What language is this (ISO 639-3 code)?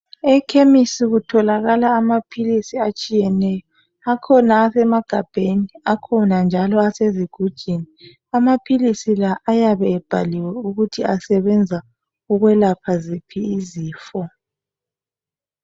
nde